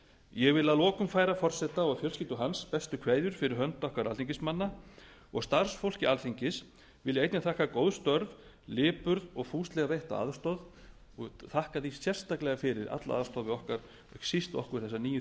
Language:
Icelandic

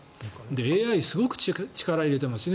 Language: Japanese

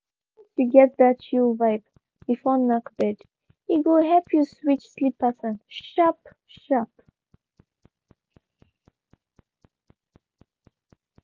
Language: Nigerian Pidgin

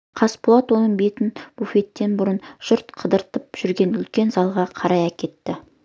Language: Kazakh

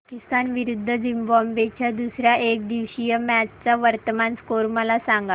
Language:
Marathi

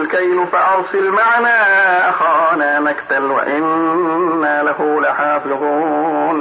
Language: Arabic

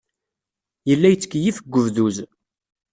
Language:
Kabyle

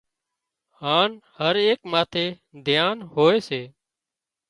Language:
Wadiyara Koli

